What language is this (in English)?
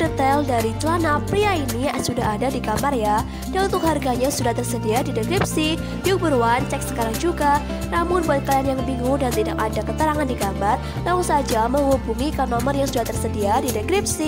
Indonesian